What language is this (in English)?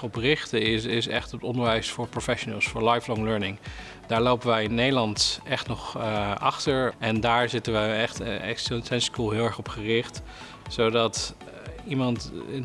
Dutch